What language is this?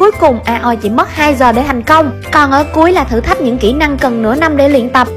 Vietnamese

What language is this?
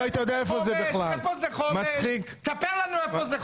Hebrew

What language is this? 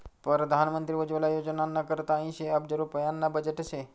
Marathi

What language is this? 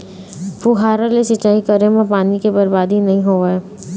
Chhattisgarhi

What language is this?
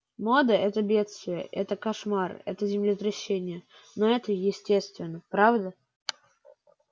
Russian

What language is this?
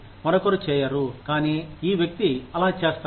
Telugu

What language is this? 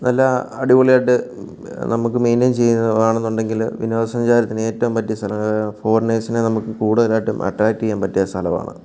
Malayalam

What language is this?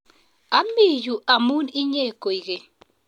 Kalenjin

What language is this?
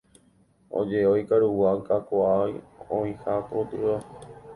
Guarani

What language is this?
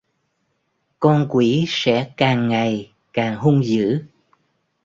Vietnamese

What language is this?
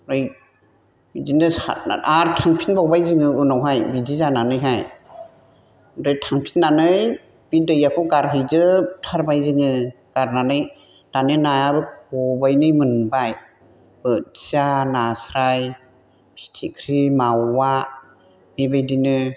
Bodo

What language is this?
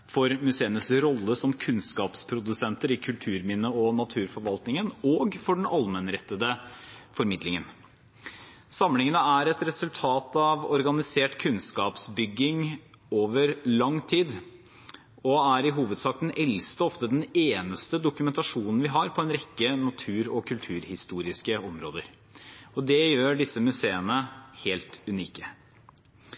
Norwegian Bokmål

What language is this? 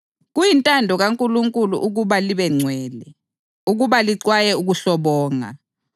North Ndebele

